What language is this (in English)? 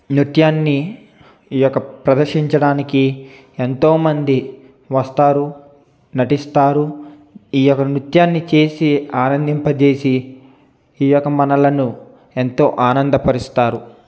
Telugu